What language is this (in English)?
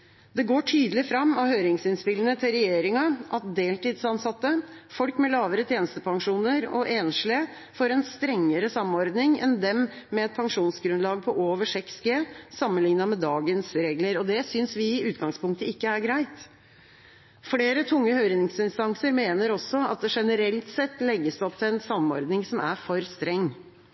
Norwegian Bokmål